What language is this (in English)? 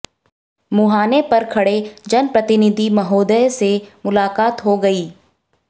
Hindi